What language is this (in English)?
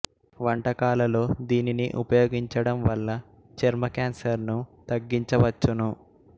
Telugu